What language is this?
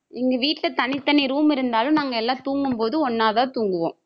Tamil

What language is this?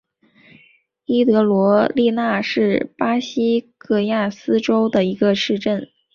Chinese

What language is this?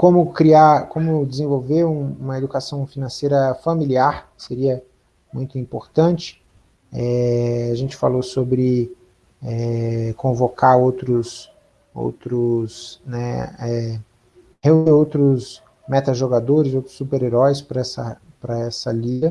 Portuguese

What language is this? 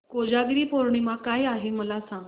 Marathi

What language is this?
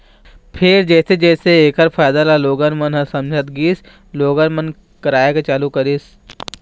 Chhattisgarhi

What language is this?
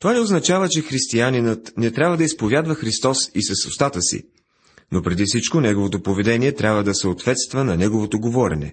Bulgarian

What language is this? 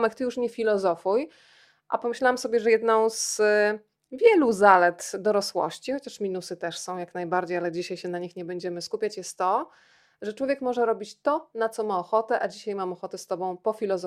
Polish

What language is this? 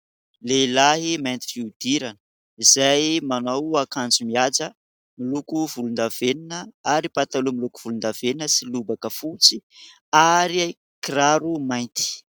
Malagasy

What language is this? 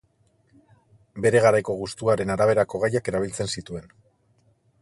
Basque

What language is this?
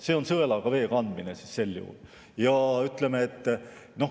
Estonian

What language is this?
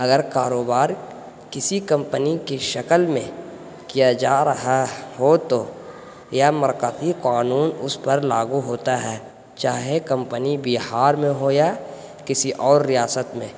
Urdu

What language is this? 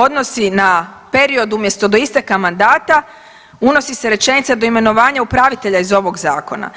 Croatian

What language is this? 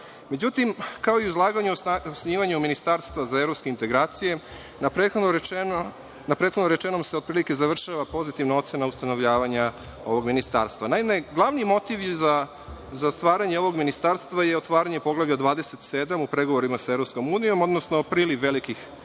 Serbian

